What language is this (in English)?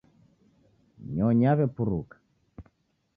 Taita